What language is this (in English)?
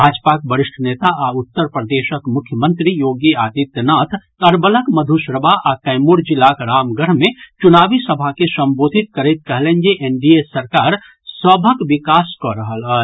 Maithili